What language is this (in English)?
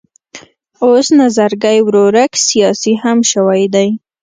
Pashto